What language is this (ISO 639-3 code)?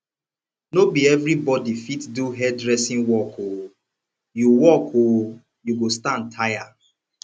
pcm